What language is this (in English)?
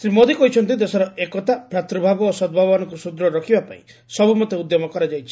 Odia